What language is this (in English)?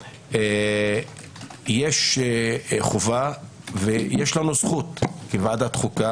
Hebrew